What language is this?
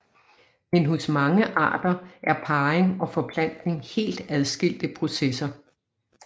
Danish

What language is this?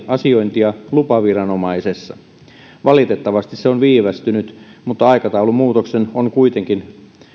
Finnish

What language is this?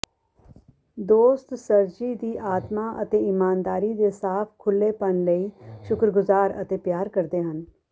Punjabi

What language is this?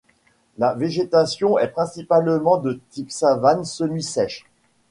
French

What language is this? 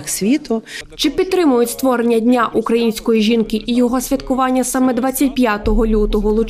Ukrainian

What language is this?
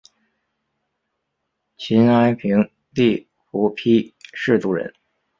Chinese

